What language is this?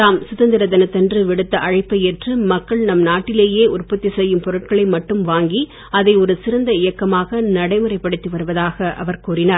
Tamil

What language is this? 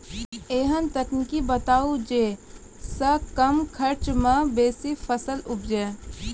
Maithili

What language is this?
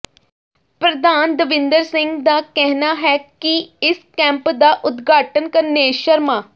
Punjabi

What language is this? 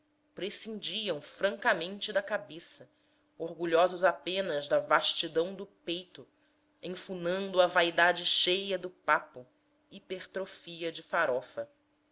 Portuguese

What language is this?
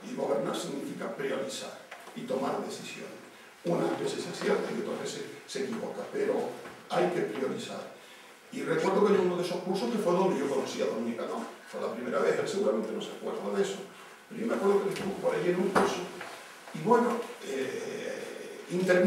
Spanish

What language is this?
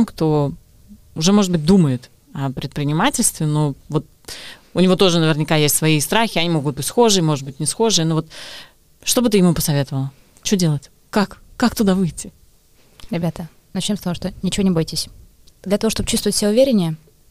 Russian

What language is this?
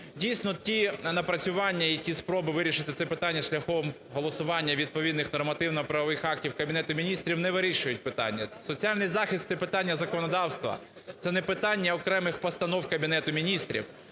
Ukrainian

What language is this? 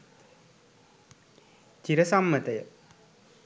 Sinhala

